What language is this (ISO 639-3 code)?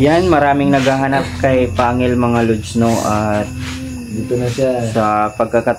fil